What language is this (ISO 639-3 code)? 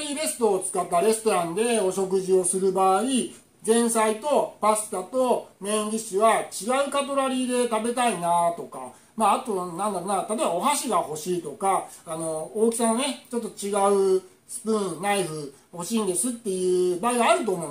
jpn